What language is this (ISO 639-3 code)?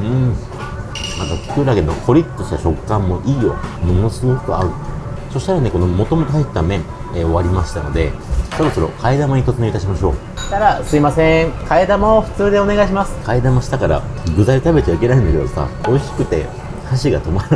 jpn